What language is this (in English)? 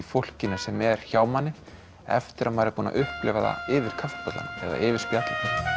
Icelandic